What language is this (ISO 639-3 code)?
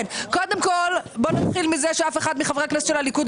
heb